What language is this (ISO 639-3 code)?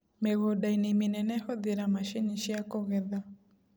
kik